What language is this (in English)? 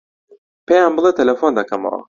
Central Kurdish